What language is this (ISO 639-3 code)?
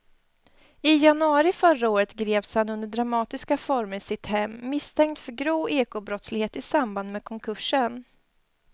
swe